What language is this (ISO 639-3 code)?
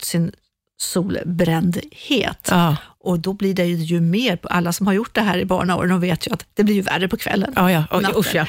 swe